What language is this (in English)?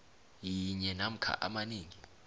South Ndebele